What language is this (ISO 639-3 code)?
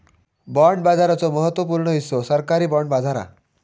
mar